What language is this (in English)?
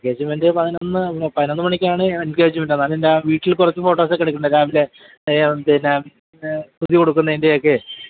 Malayalam